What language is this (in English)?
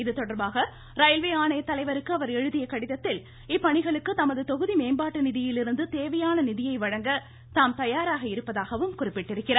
Tamil